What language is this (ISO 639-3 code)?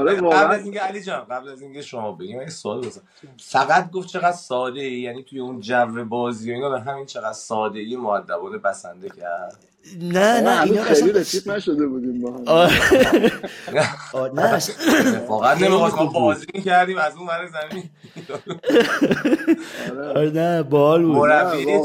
fas